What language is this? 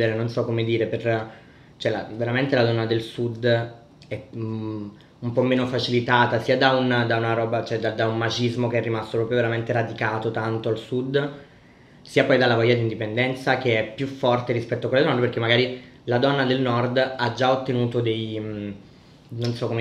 Italian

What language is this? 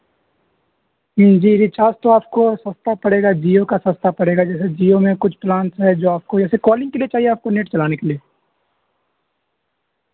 Urdu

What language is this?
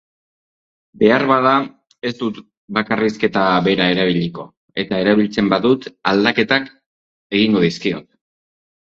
Basque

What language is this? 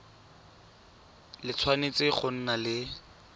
Tswana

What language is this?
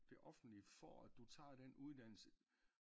Danish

